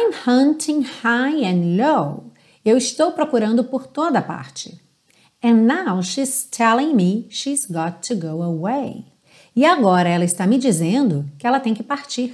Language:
Portuguese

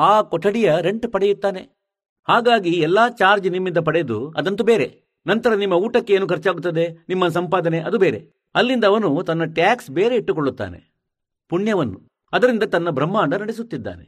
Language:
Kannada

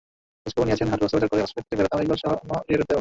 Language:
Bangla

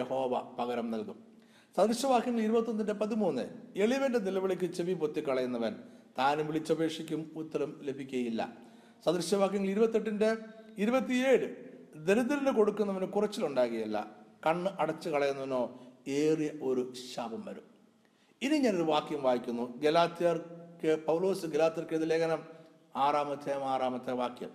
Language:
Malayalam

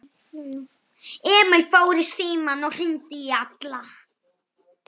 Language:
Icelandic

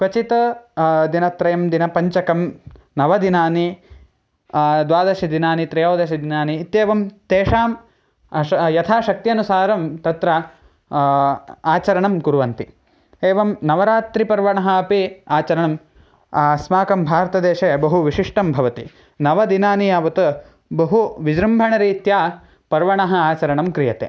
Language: Sanskrit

